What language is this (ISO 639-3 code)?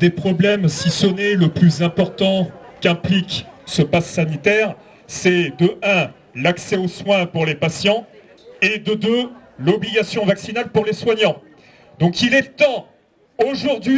fra